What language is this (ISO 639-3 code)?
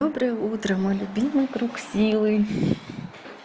rus